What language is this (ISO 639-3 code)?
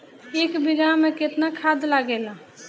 bho